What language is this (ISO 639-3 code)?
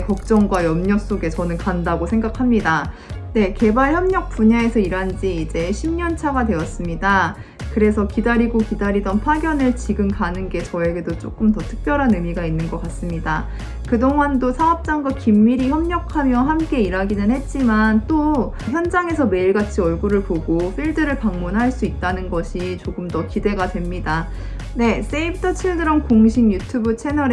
kor